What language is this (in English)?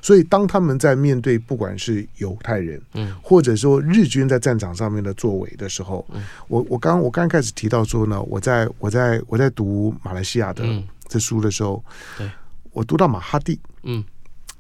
Chinese